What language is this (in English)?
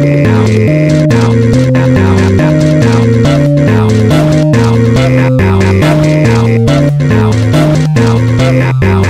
English